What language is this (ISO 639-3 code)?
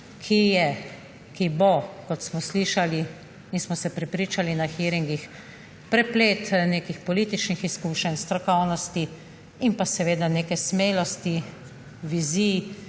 slv